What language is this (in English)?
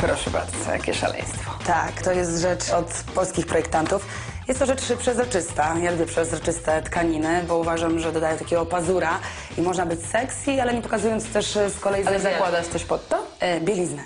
Polish